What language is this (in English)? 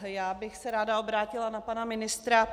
Czech